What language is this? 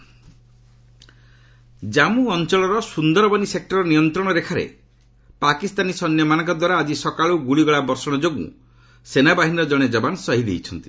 Odia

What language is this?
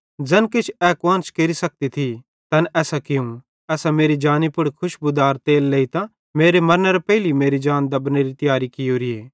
Bhadrawahi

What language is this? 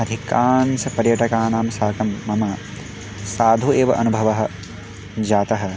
Sanskrit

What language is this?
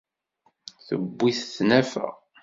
Kabyle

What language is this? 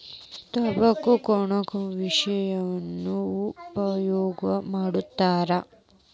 Kannada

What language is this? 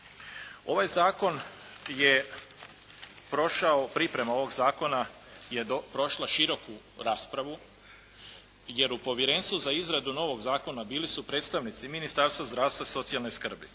Croatian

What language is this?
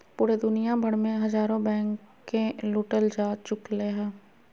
Magahi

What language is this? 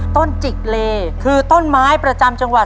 Thai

